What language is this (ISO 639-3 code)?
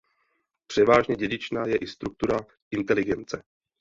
ces